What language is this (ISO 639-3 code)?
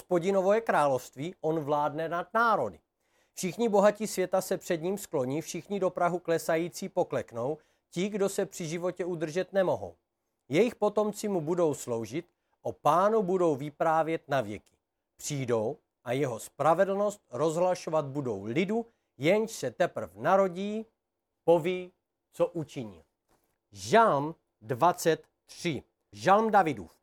ces